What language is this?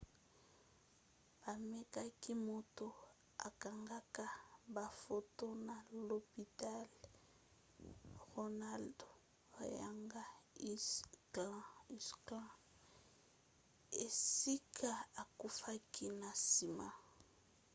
Lingala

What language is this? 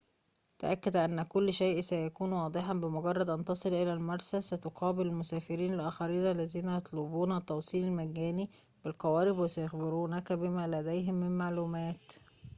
Arabic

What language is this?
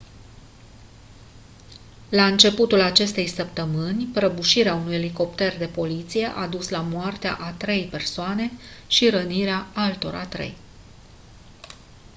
Romanian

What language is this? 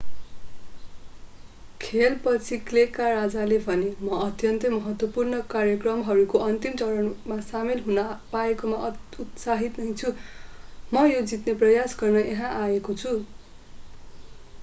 Nepali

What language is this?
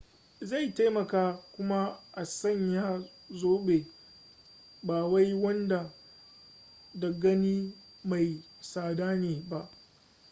Hausa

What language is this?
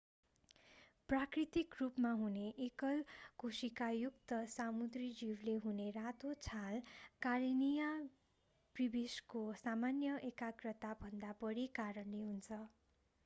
Nepali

